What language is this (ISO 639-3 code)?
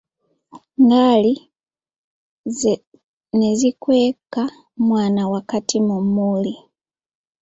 lug